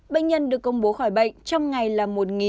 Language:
Vietnamese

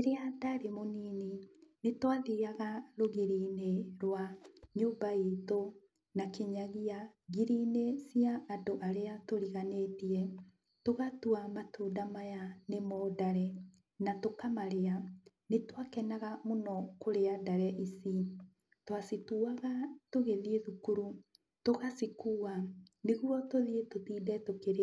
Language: Kikuyu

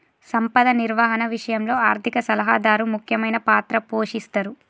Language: Telugu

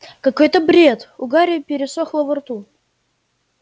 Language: Russian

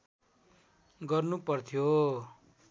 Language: Nepali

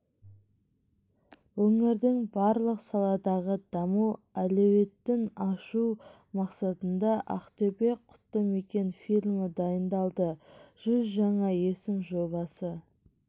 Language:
Kazakh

